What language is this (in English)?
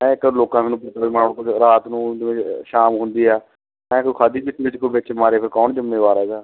Punjabi